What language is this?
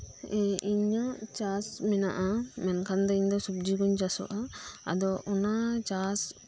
Santali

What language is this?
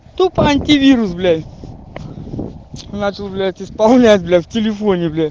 Russian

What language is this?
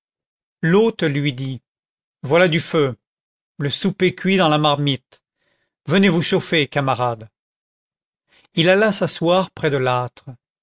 French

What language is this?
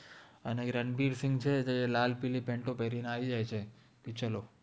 Gujarati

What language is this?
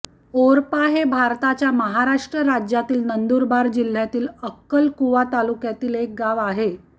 Marathi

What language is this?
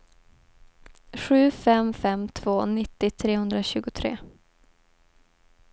Swedish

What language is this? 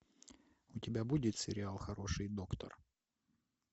Russian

